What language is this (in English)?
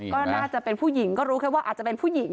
Thai